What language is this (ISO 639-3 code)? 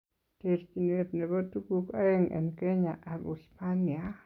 kln